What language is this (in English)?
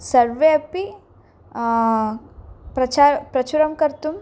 Sanskrit